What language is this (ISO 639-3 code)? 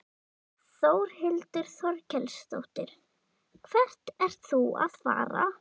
isl